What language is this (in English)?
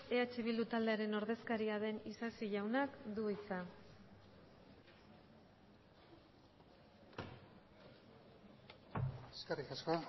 Basque